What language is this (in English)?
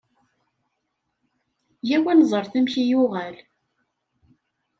Kabyle